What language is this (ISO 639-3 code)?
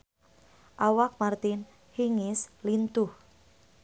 sun